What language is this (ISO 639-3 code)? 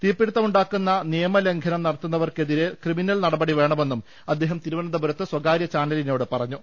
mal